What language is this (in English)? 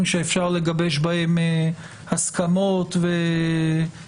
Hebrew